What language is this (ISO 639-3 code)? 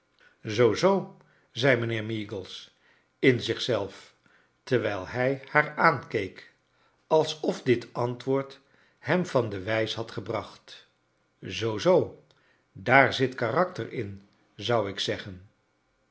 nld